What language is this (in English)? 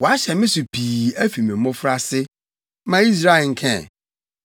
Akan